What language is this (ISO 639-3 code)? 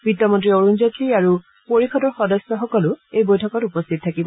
asm